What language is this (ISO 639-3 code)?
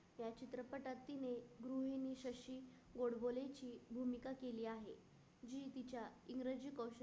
mar